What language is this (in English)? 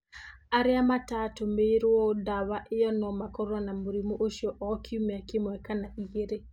Kikuyu